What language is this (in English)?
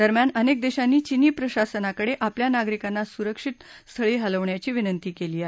Marathi